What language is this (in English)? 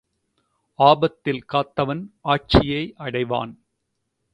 Tamil